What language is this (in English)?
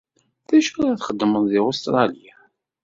Kabyle